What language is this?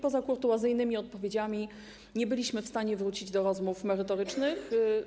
Polish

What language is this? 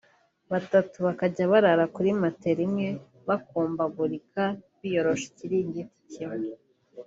Kinyarwanda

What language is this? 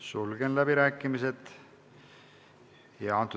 Estonian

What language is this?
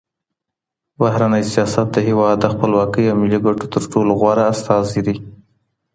Pashto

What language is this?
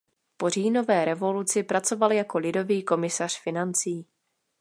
Czech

